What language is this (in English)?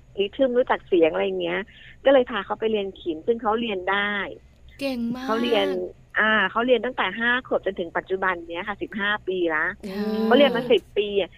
Thai